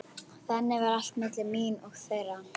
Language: Icelandic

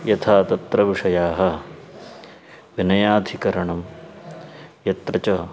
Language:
Sanskrit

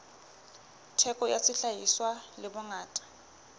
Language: Southern Sotho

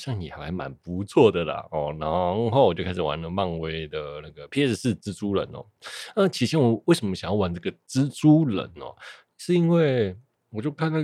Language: Chinese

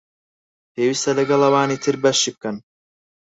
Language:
Central Kurdish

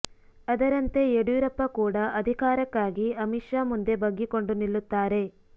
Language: Kannada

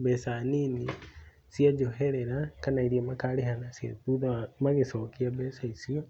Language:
Kikuyu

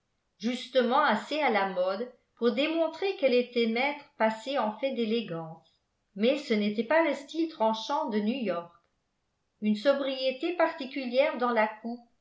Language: French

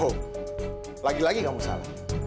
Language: Indonesian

